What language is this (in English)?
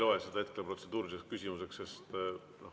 Estonian